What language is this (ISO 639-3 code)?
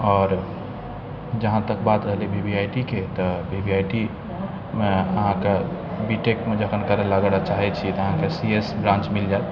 mai